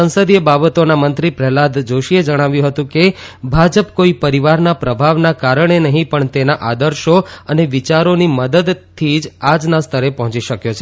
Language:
Gujarati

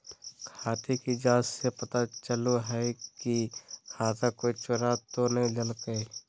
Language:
Magahi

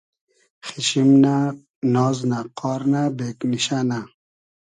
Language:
Hazaragi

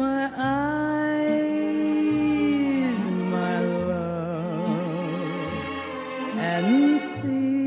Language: Dutch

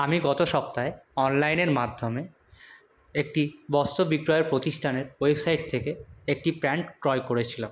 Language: Bangla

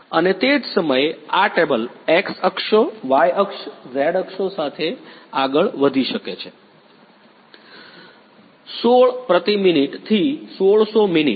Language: Gujarati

